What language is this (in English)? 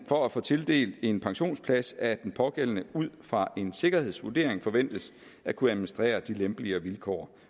Danish